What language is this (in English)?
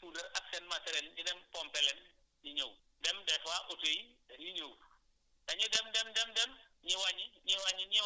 Wolof